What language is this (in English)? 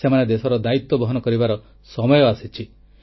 Odia